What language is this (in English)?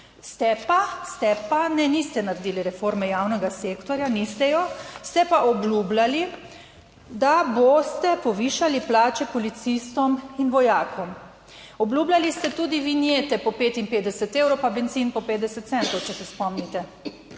Slovenian